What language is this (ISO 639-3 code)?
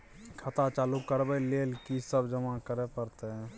mai